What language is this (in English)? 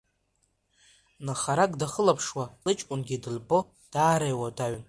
Abkhazian